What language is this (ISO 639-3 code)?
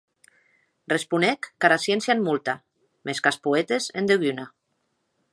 oci